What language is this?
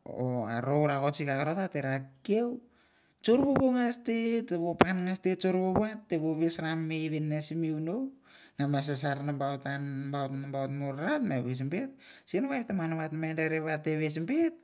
Mandara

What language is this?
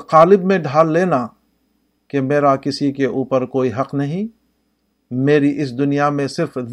Urdu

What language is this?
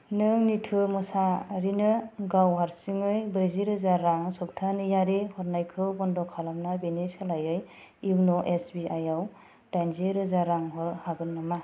Bodo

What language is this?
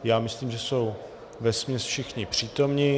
Czech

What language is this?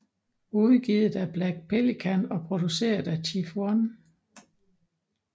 Danish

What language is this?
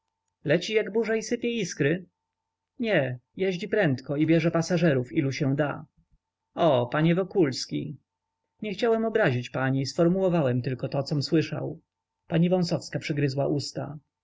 Polish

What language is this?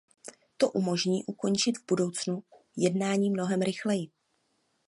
Czech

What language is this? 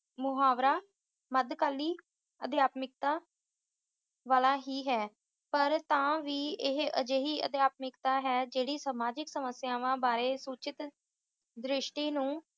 Punjabi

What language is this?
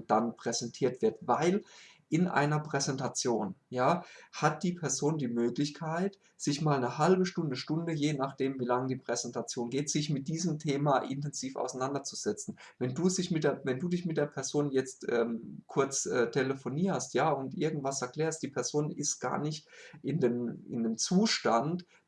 German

